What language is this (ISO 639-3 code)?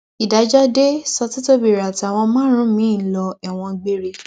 yor